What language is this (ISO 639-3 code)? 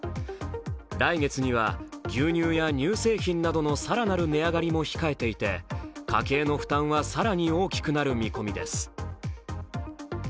jpn